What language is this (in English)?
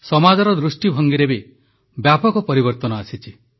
Odia